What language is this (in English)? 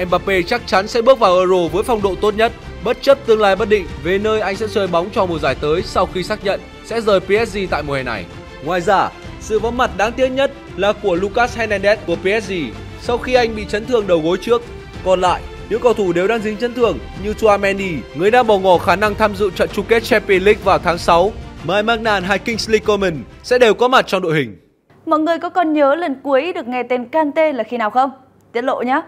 Vietnamese